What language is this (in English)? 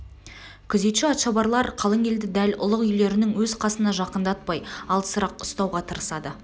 Kazakh